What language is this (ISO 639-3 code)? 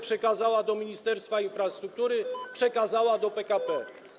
pol